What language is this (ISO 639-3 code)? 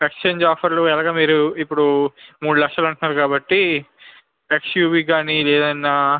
tel